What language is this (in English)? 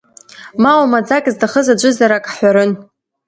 Abkhazian